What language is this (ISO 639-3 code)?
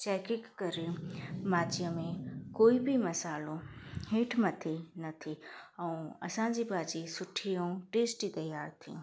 snd